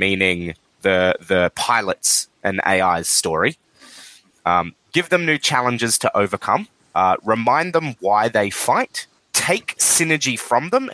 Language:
English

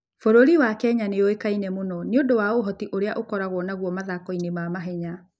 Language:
Kikuyu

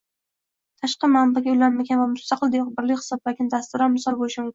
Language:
Uzbek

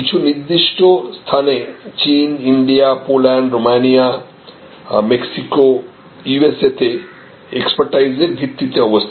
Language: Bangla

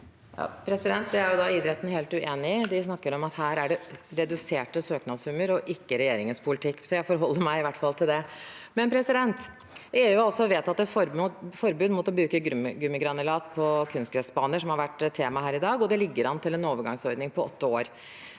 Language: Norwegian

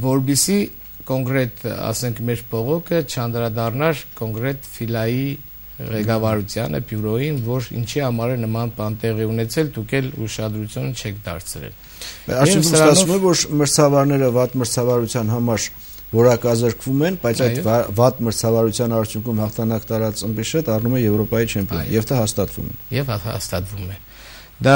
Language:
Romanian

